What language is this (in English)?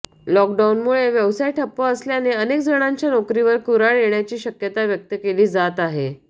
Marathi